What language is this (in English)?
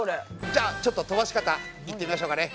Japanese